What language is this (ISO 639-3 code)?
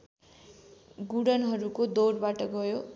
nep